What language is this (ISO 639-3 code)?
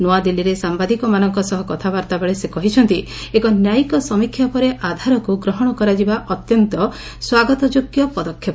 ori